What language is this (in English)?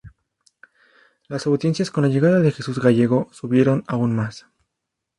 Spanish